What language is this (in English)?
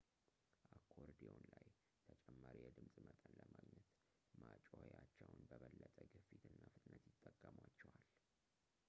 Amharic